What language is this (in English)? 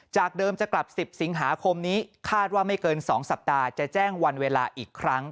Thai